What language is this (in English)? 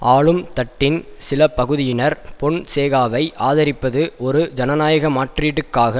Tamil